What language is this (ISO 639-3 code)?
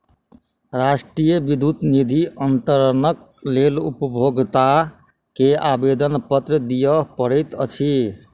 mai